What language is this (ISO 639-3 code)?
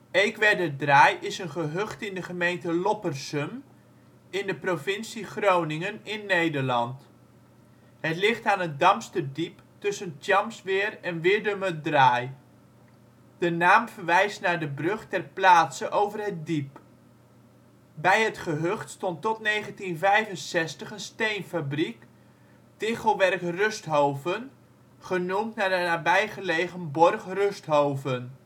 nld